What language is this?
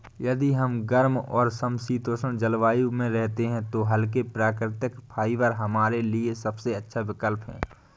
Hindi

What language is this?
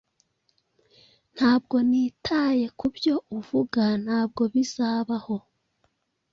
Kinyarwanda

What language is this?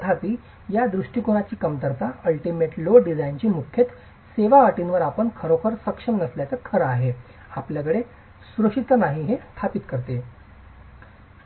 Marathi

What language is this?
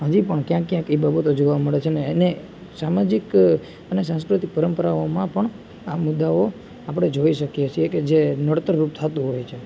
Gujarati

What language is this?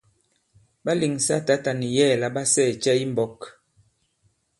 Bankon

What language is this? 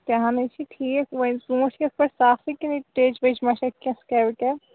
Kashmiri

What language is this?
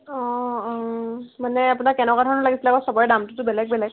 Assamese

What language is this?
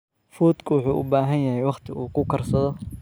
Somali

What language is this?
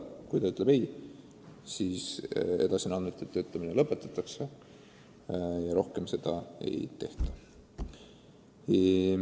Estonian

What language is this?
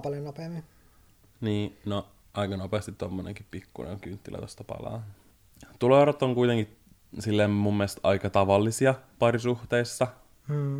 Finnish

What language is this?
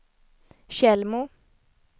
Swedish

